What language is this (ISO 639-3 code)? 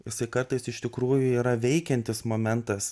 lit